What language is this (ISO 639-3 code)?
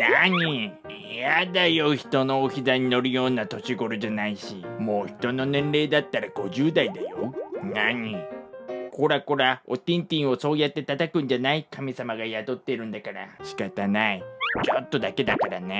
jpn